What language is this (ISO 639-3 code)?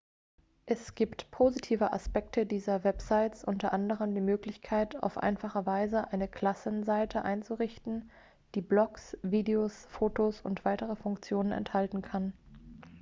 deu